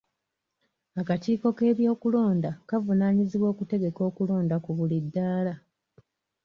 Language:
Ganda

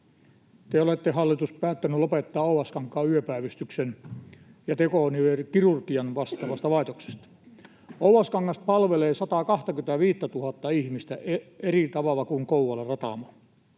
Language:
Finnish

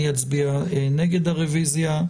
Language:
Hebrew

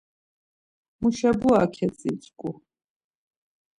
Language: Laz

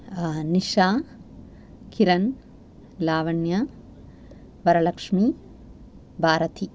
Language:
Sanskrit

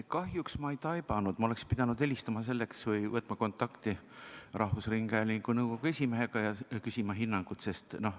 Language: Estonian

